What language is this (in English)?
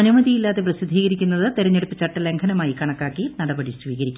Malayalam